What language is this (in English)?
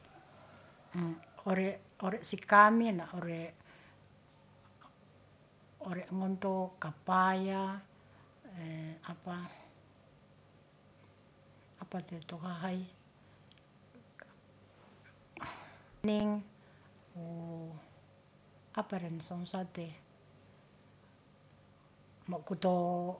Ratahan